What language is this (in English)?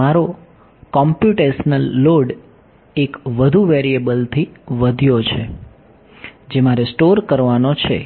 Gujarati